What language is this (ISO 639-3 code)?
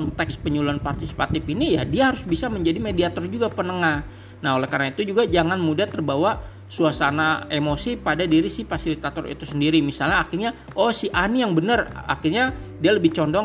ind